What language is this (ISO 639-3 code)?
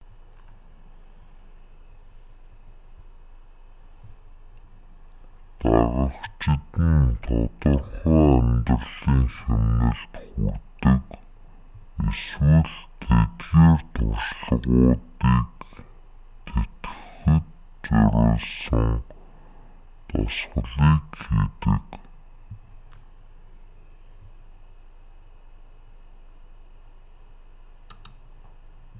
mon